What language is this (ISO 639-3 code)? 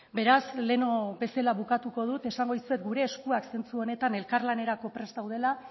eus